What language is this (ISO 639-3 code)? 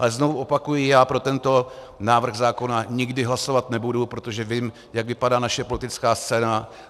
ces